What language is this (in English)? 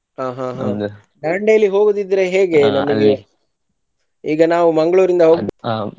Kannada